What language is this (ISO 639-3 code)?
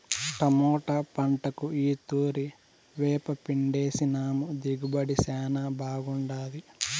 tel